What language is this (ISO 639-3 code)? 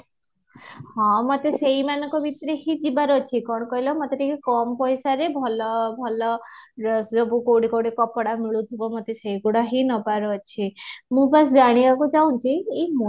ori